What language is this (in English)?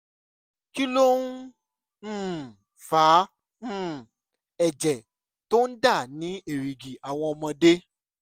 Yoruba